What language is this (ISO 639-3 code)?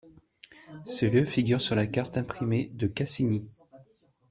fra